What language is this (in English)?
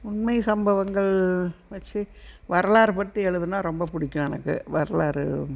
Tamil